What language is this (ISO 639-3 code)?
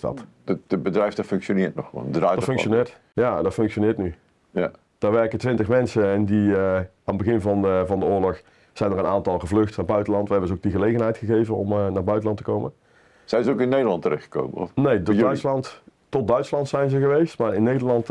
nld